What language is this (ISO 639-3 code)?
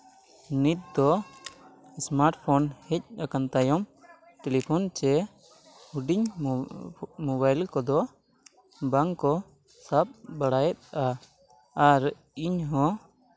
sat